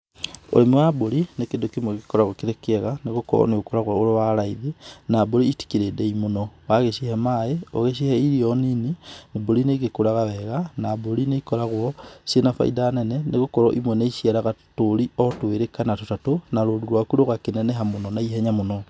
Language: Kikuyu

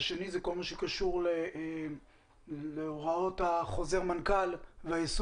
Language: Hebrew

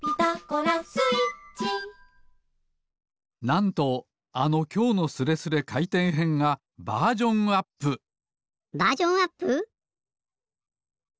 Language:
Japanese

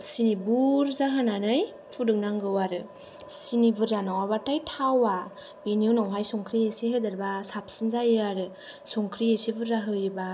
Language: Bodo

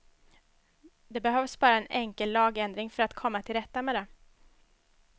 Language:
Swedish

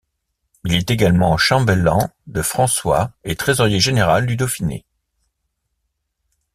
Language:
French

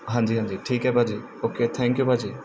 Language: Punjabi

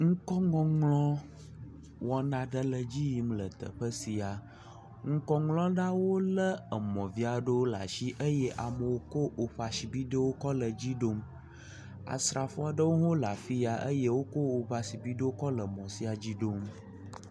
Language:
Ewe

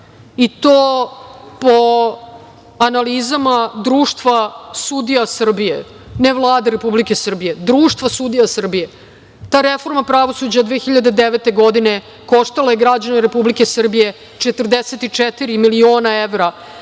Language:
Serbian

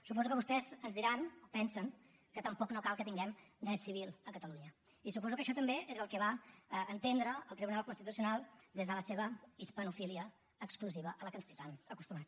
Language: Catalan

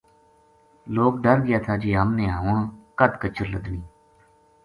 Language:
Gujari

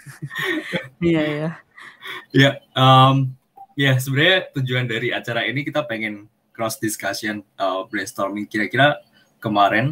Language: Indonesian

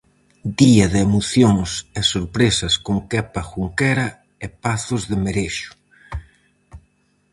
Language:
Galician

